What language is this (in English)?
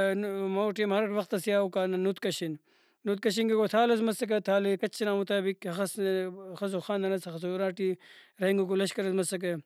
Brahui